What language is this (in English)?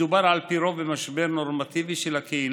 Hebrew